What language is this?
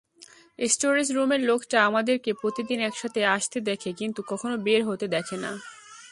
Bangla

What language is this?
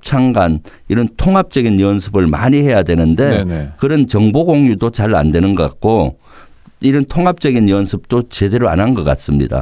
Korean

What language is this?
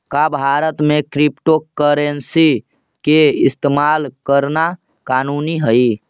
Magahi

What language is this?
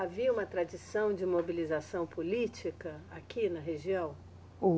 Portuguese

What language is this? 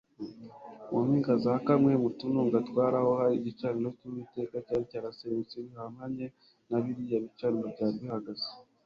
Kinyarwanda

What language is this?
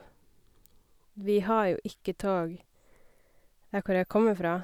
Norwegian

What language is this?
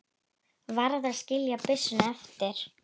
Icelandic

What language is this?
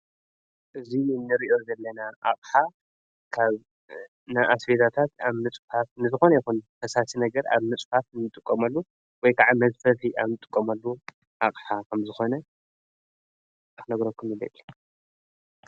Tigrinya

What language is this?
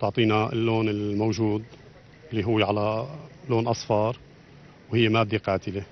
Arabic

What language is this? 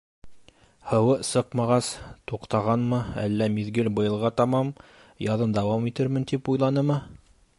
Bashkir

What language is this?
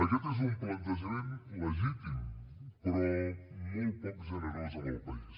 Catalan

